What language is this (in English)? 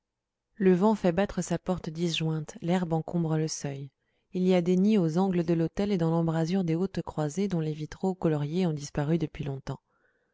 French